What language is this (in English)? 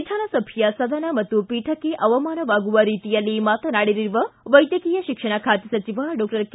Kannada